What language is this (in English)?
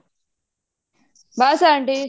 Punjabi